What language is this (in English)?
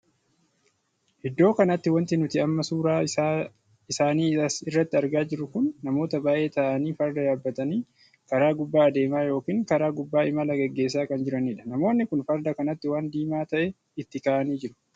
Oromo